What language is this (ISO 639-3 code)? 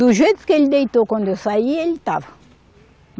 por